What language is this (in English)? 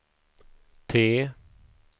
Swedish